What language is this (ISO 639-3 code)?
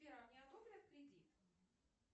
rus